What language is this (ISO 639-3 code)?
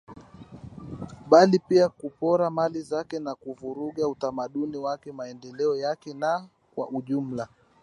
swa